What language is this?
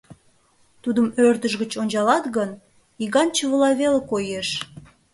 Mari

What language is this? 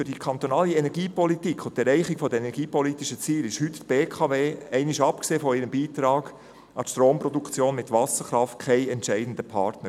Swiss German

